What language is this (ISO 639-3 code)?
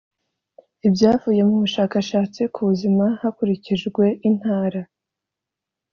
kin